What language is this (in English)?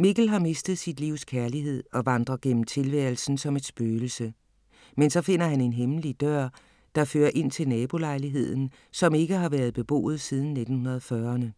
Danish